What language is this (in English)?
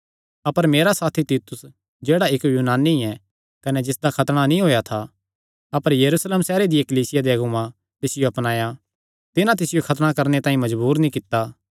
Kangri